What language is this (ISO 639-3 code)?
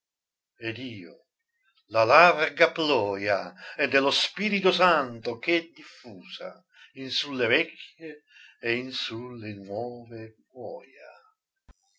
ita